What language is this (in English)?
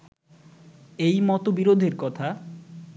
Bangla